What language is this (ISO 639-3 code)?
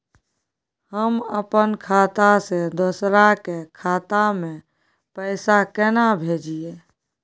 mai